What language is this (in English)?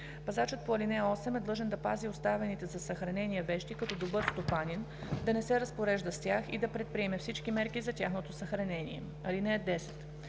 Bulgarian